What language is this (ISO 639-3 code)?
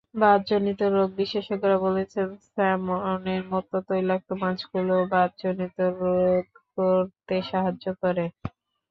ben